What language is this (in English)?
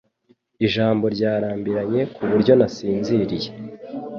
Kinyarwanda